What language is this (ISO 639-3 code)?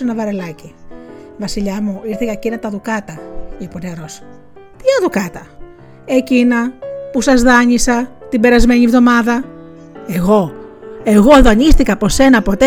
ell